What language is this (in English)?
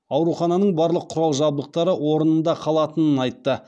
Kazakh